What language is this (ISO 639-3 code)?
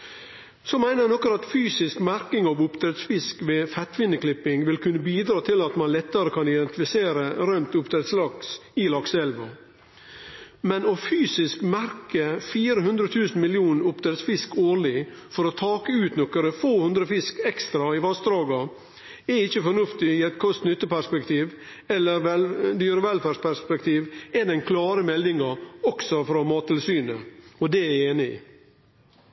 nno